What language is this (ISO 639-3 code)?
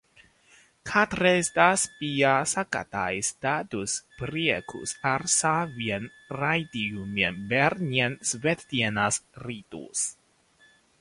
lav